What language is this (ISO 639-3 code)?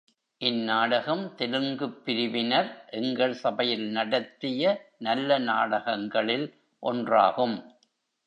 tam